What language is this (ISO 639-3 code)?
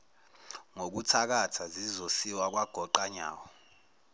zul